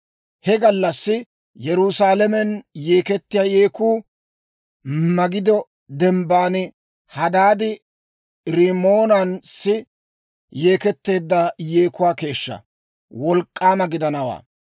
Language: Dawro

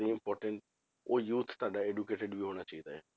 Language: Punjabi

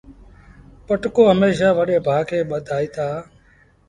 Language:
Sindhi Bhil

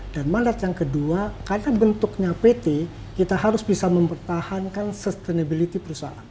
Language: Indonesian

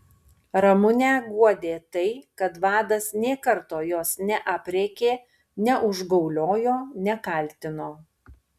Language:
Lithuanian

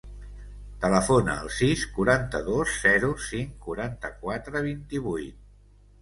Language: Catalan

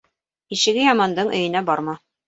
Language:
Bashkir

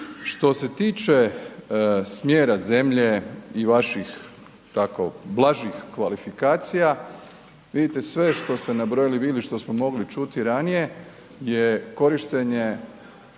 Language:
Croatian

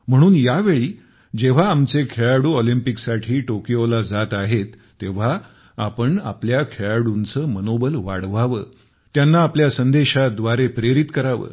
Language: Marathi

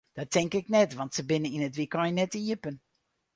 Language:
Western Frisian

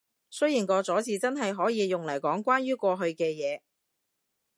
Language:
Cantonese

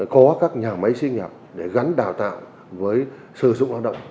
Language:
Vietnamese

